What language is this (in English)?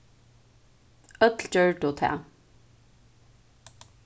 Faroese